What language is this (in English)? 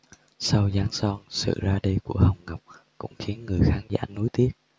Vietnamese